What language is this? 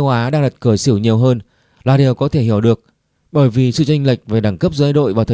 Vietnamese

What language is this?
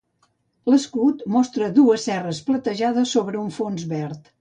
Catalan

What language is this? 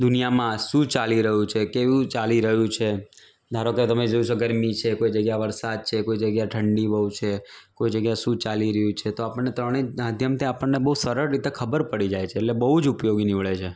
Gujarati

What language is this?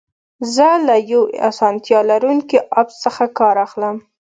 Pashto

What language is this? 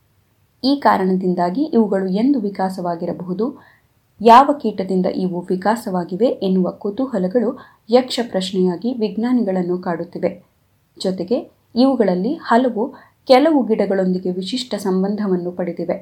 Kannada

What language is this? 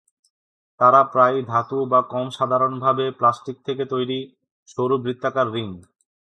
Bangla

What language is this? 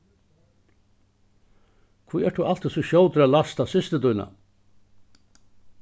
Faroese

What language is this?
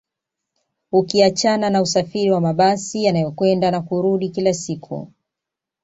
Swahili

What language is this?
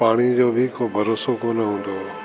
Sindhi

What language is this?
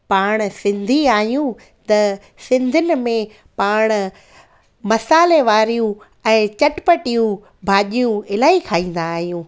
Sindhi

